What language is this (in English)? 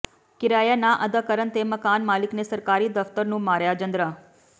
Punjabi